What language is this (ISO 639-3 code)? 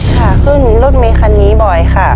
tha